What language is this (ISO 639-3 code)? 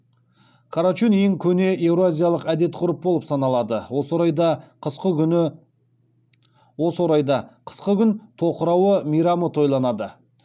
kaz